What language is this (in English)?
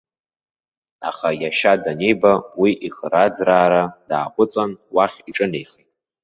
Abkhazian